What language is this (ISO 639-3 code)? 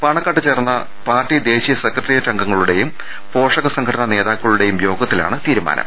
mal